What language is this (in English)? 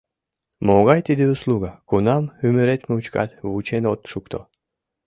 Mari